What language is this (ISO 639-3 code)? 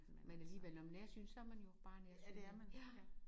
dan